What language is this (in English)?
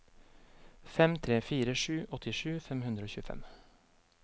Norwegian